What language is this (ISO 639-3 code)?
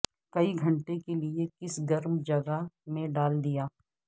urd